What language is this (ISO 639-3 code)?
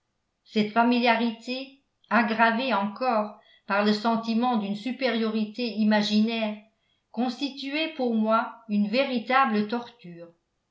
fra